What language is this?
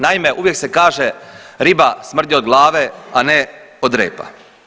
Croatian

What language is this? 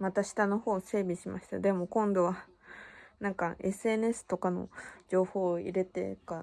Japanese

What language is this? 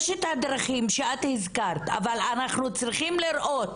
Hebrew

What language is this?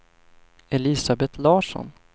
Swedish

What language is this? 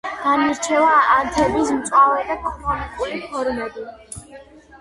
Georgian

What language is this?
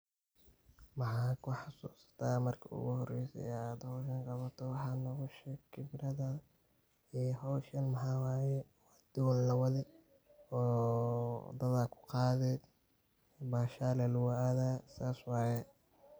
Somali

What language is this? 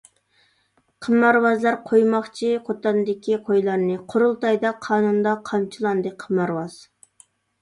Uyghur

